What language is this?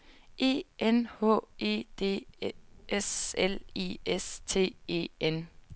Danish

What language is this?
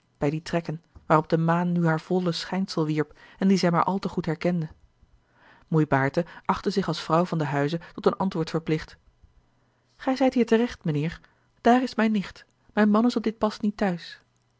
Dutch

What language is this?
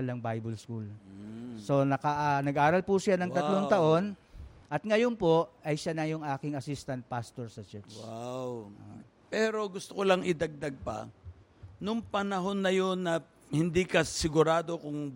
Filipino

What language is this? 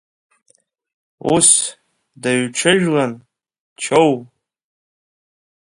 Abkhazian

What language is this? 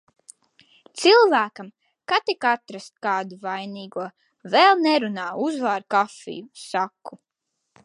Latvian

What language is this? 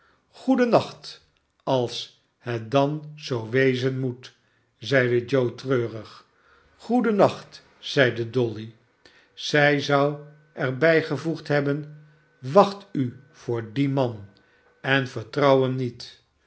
Dutch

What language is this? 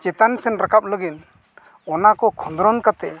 Santali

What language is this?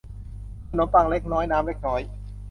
Thai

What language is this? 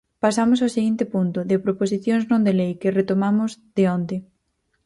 Galician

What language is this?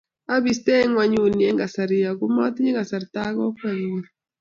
Kalenjin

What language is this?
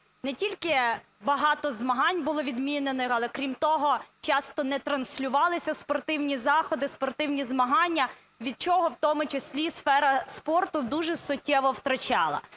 Ukrainian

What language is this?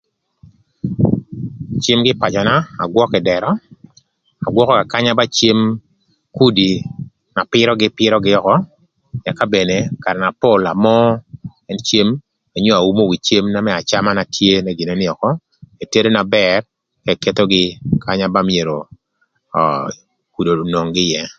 Thur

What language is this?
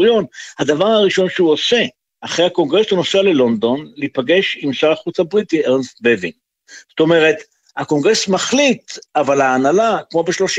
Hebrew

